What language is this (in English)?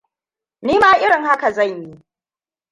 Hausa